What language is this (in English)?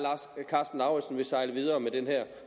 Danish